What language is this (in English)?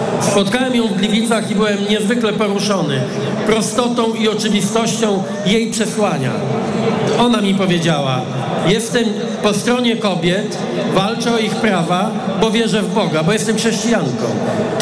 Polish